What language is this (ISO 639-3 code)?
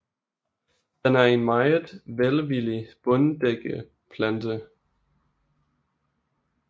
dan